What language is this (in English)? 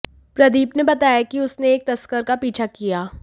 Hindi